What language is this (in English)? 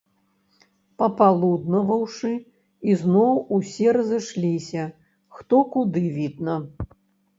Belarusian